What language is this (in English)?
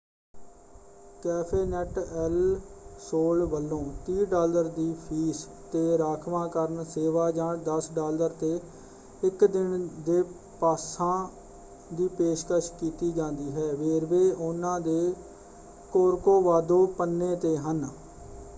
Punjabi